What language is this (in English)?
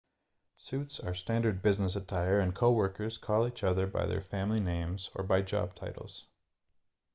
English